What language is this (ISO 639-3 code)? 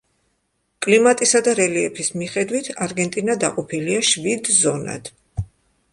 kat